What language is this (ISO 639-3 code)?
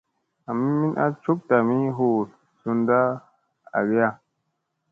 mse